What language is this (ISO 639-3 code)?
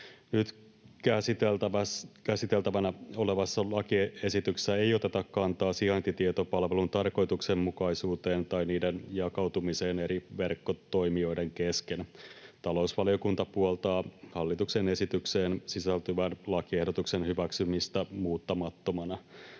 fin